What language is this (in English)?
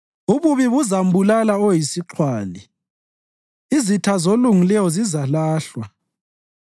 North Ndebele